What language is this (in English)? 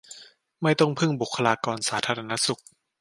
Thai